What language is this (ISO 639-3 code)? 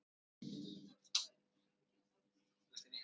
isl